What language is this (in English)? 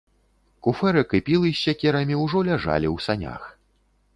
Belarusian